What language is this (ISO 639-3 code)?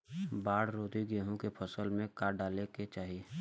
bho